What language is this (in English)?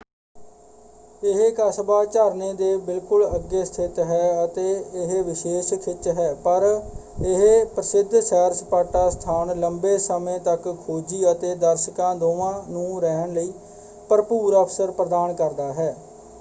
Punjabi